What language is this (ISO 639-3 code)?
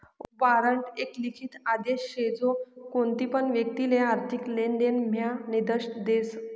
mar